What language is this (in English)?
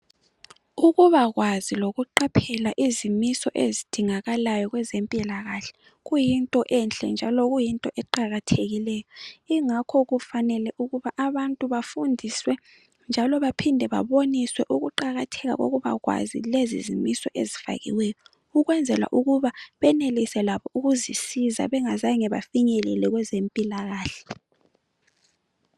North Ndebele